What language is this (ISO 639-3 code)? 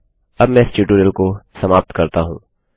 hin